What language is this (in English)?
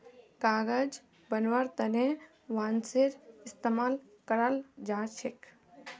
Magahi